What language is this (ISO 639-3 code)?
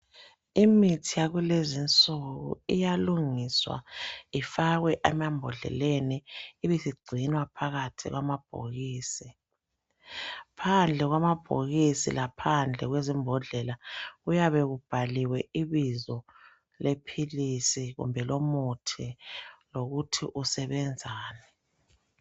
nde